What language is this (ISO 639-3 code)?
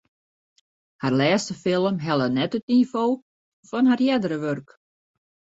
fry